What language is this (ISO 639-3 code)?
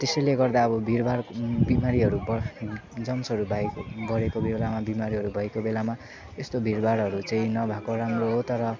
nep